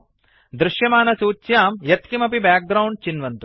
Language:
Sanskrit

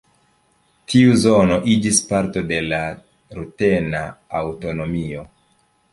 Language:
Esperanto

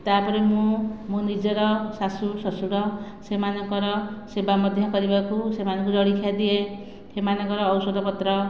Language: Odia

